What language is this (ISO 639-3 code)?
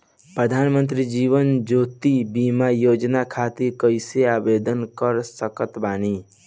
bho